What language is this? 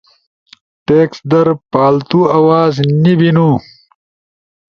Ushojo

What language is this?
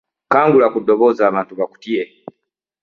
Ganda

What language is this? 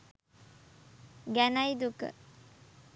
Sinhala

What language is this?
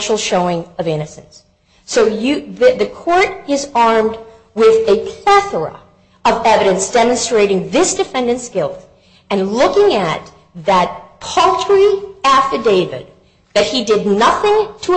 English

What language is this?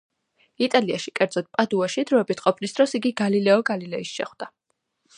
Georgian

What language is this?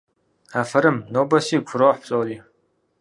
Kabardian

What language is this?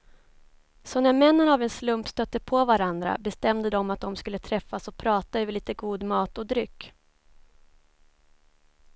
Swedish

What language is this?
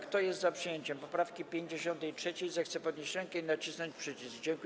Polish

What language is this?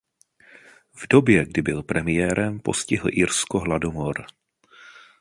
Czech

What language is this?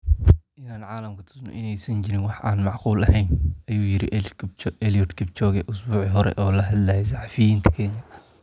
Somali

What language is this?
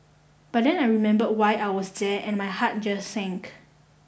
English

